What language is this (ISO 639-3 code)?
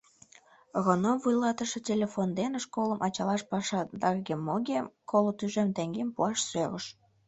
chm